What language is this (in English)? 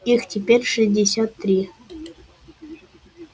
Russian